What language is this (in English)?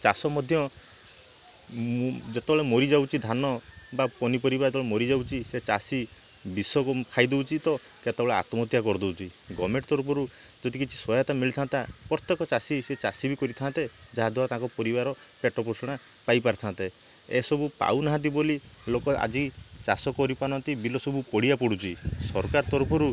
Odia